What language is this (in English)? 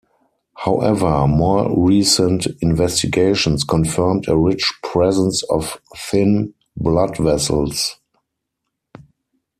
English